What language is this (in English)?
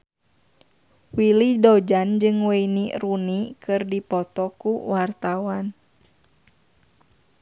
Sundanese